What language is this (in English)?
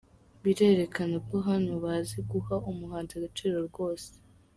Kinyarwanda